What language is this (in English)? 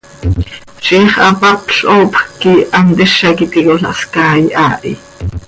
Seri